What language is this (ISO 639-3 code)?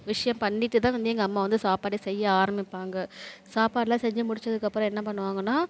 tam